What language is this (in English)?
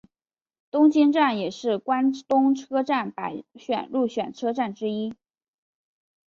Chinese